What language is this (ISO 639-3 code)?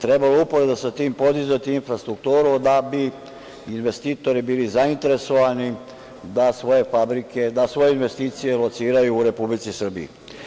srp